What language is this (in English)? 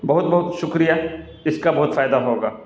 Urdu